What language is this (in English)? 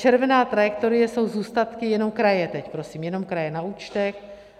Czech